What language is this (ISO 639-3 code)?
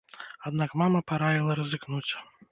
bel